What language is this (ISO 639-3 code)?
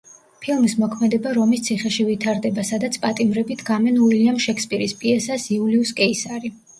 kat